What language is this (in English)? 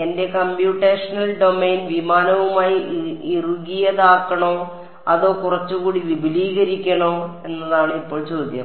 Malayalam